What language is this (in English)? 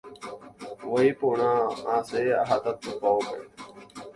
Guarani